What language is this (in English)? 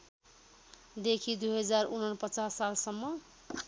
Nepali